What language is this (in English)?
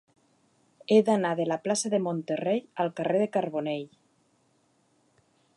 Catalan